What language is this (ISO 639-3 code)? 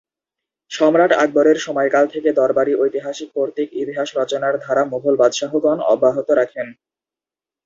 ben